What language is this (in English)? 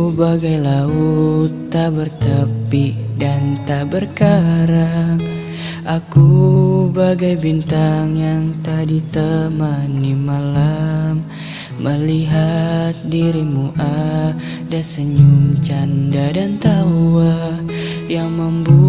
Indonesian